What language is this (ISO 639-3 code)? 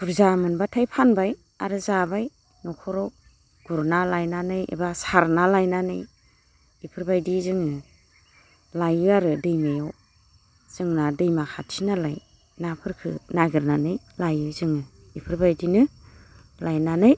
brx